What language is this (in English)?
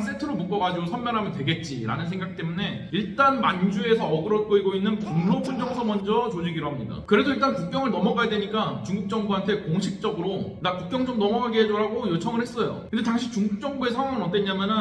Korean